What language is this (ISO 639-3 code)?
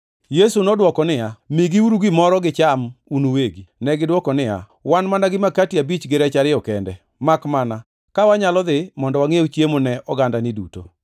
luo